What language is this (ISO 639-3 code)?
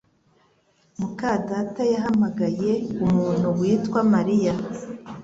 kin